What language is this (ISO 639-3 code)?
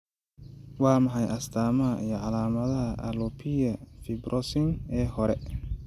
som